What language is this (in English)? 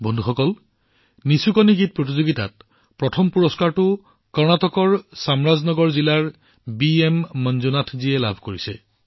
Assamese